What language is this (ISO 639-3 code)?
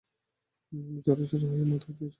ben